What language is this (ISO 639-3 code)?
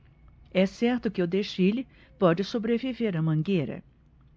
por